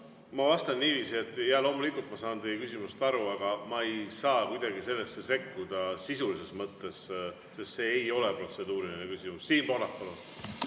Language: Estonian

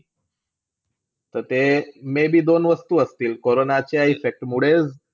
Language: Marathi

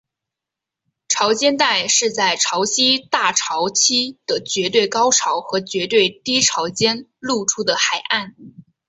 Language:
Chinese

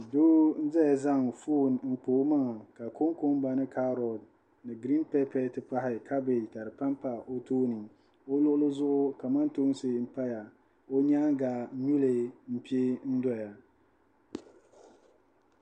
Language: Dagbani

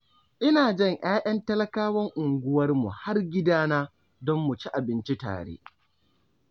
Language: Hausa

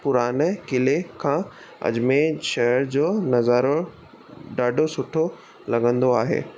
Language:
Sindhi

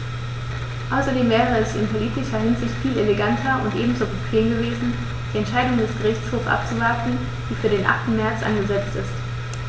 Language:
German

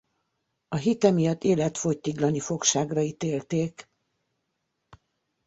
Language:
Hungarian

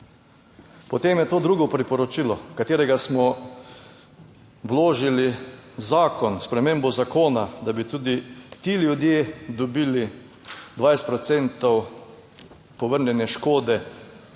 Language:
Slovenian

